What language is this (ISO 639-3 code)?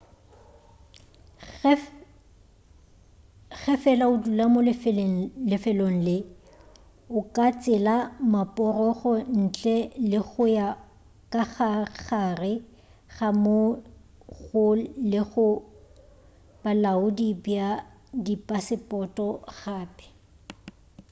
nso